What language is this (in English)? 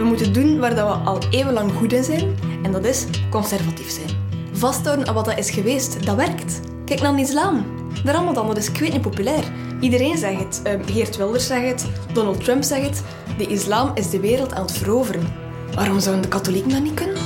Dutch